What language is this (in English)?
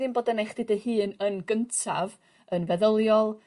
Welsh